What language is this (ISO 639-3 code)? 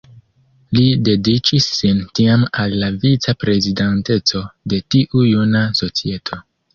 epo